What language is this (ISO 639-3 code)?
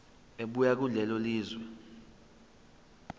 zul